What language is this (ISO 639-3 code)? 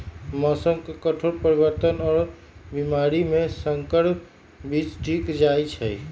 mag